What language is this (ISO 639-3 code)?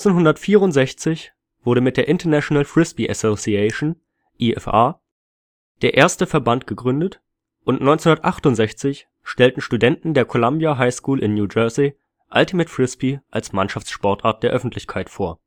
deu